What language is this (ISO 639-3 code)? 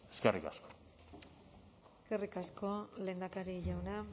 eus